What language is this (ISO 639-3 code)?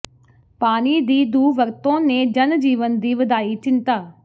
pan